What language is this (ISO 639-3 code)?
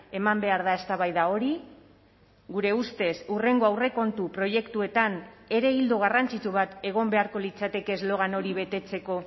eus